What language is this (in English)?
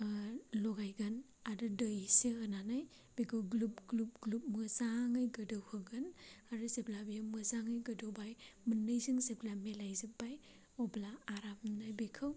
Bodo